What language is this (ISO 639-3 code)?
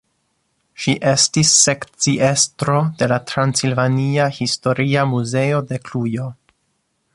epo